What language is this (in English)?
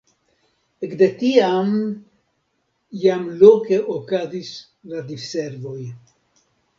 Esperanto